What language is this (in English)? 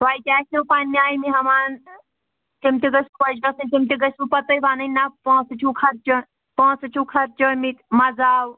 Kashmiri